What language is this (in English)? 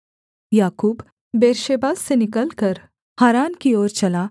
Hindi